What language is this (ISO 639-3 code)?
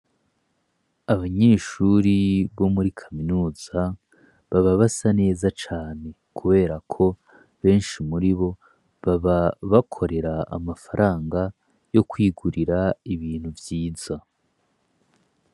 run